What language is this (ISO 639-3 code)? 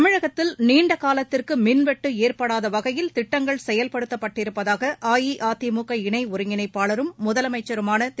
tam